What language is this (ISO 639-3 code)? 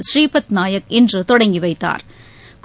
tam